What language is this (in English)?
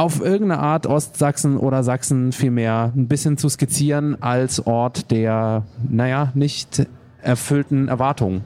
German